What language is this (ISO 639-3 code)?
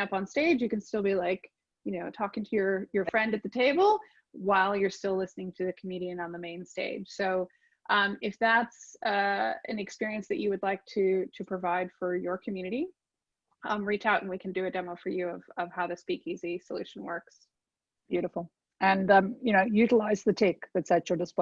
eng